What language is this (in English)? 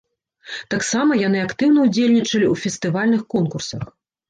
Belarusian